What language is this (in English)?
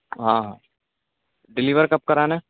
Urdu